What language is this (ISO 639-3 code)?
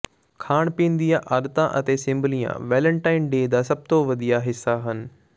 pan